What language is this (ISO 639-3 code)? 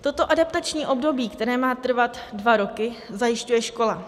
ces